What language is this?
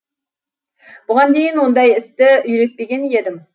Kazakh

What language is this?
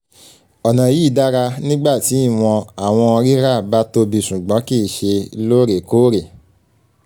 Yoruba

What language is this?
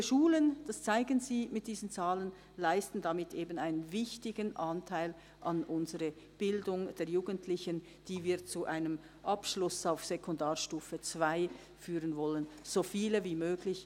Swiss German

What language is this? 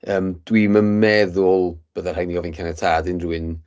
Welsh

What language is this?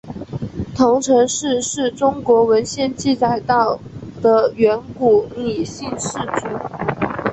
Chinese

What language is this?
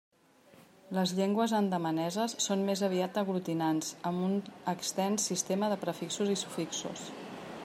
Catalan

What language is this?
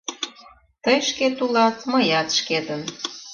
Mari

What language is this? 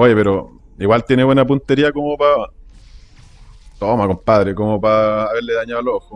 Spanish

